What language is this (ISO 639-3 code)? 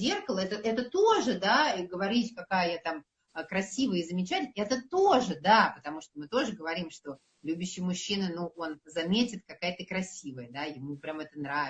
rus